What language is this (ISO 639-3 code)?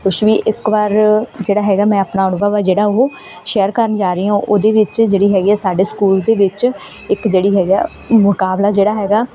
pan